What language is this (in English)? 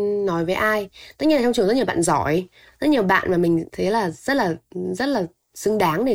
Vietnamese